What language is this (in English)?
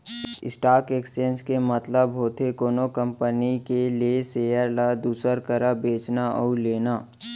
Chhattisgarhi